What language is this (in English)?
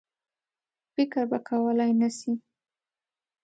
Pashto